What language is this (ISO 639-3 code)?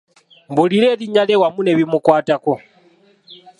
lug